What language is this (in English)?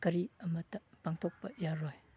Manipuri